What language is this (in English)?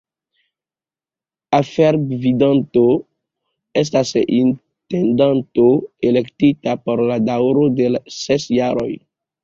Esperanto